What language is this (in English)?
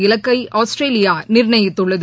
Tamil